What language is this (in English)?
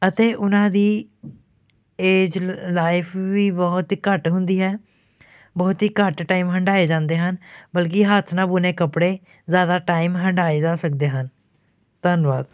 Punjabi